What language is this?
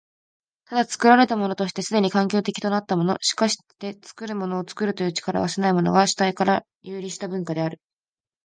Japanese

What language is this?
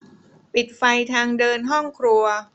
Thai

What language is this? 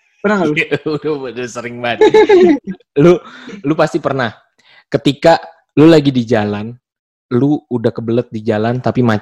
Indonesian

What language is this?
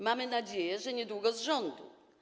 Polish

